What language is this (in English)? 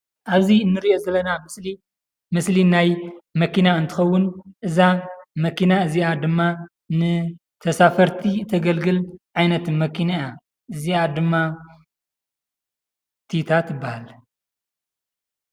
Tigrinya